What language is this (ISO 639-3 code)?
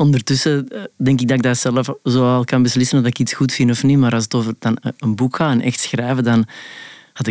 nld